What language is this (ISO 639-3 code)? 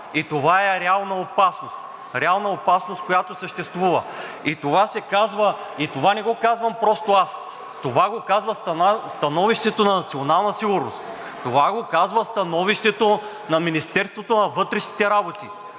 bul